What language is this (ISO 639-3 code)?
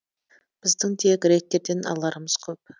kaz